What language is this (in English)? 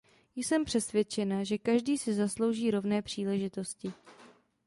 Czech